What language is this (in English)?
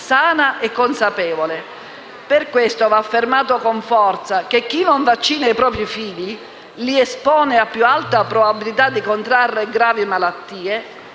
Italian